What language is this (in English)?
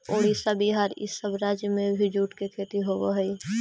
Magahi